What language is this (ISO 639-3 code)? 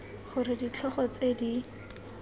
tsn